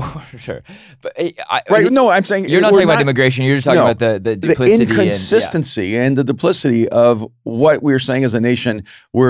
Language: English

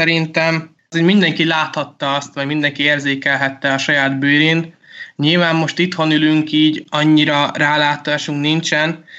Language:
Hungarian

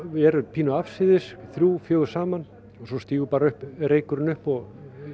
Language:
Icelandic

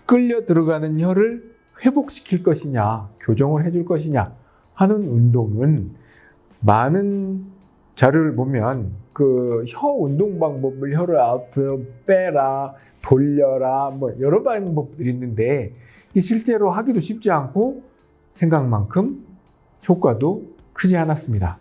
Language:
Korean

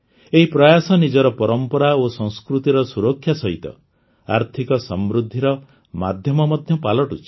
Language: Odia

